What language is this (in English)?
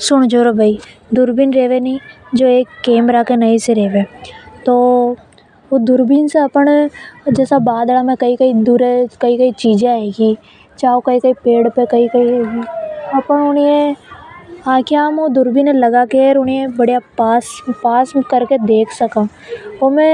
Hadothi